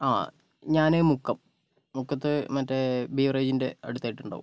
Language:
Malayalam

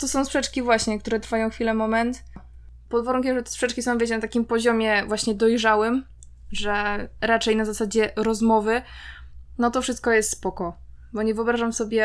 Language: Polish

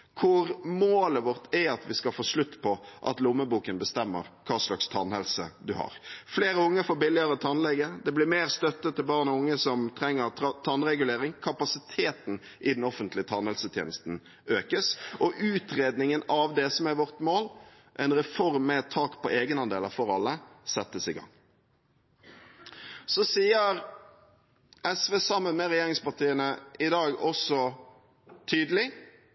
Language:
Norwegian Bokmål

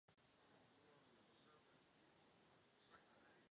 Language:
Czech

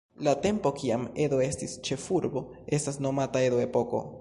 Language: Esperanto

